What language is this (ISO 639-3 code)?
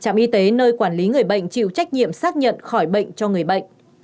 vie